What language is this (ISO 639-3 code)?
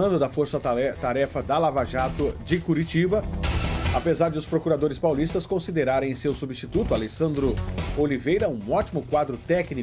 por